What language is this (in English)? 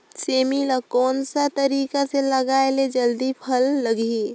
Chhattisgarhi